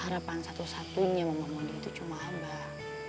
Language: Indonesian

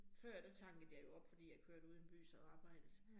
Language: Danish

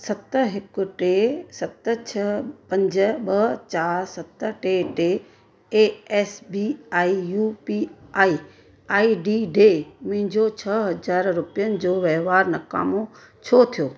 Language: Sindhi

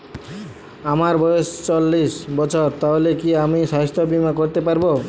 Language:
Bangla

